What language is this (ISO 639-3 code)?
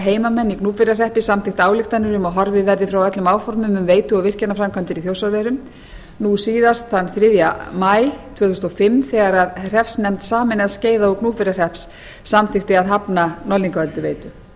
isl